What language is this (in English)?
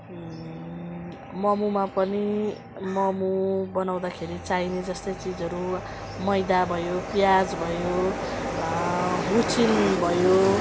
Nepali